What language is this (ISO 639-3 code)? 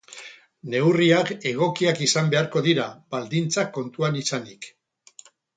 eus